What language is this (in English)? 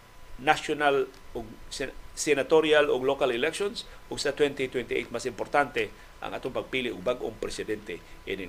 Filipino